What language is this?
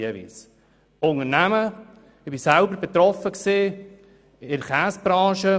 Swiss German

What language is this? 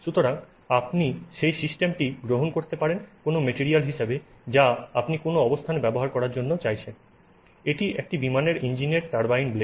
Bangla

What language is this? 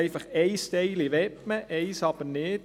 Swiss German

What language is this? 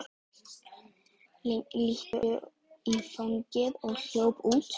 Icelandic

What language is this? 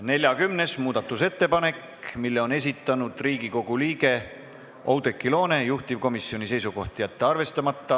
Estonian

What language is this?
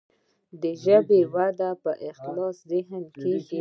Pashto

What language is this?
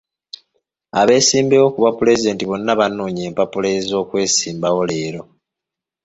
Ganda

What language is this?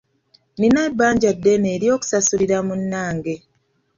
Ganda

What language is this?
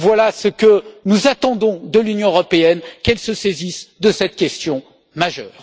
French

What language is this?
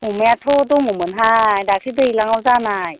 Bodo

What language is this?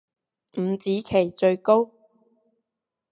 Cantonese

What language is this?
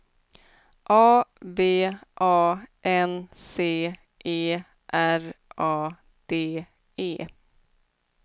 Swedish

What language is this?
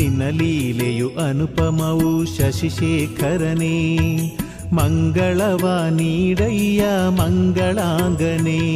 Kannada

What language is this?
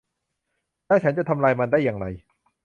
Thai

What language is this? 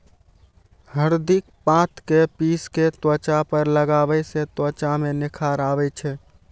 Maithili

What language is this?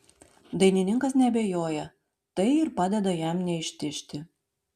Lithuanian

